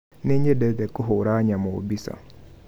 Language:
Kikuyu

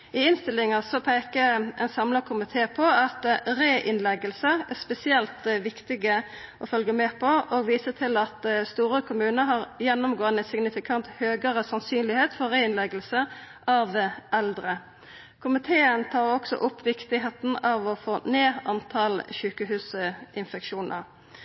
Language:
Norwegian Nynorsk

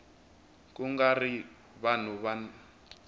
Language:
Tsonga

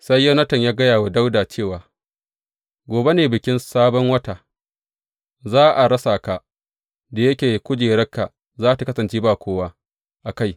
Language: Hausa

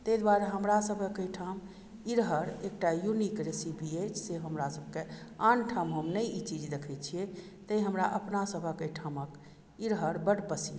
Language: Maithili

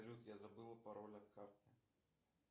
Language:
Russian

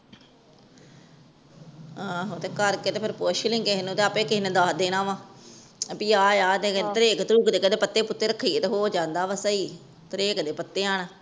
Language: Punjabi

